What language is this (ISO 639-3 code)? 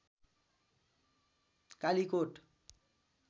nep